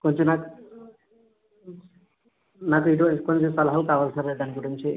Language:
Telugu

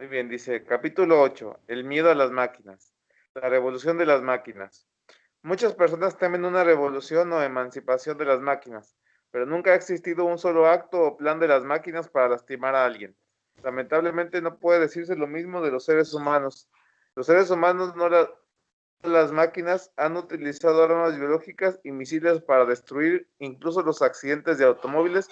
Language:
Spanish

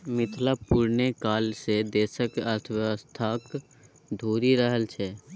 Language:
Maithili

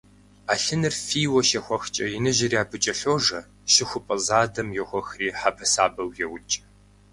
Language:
Kabardian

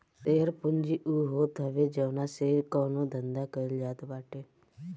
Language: Bhojpuri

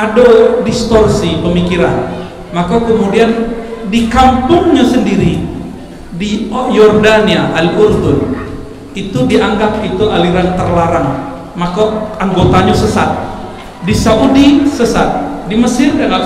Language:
Indonesian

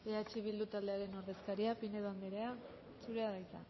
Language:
Basque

